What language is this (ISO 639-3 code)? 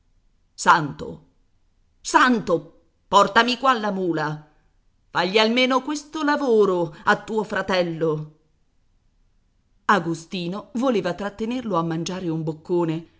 ita